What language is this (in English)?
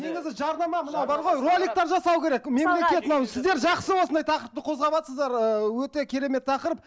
Kazakh